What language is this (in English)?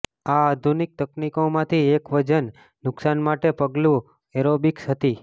Gujarati